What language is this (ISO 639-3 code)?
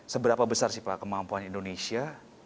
ind